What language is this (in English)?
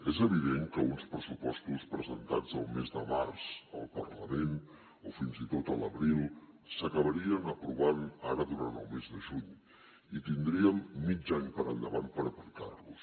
Catalan